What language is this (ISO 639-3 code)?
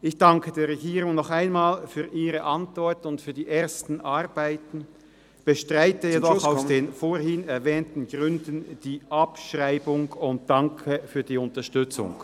gsw